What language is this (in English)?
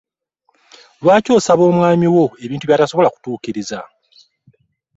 Ganda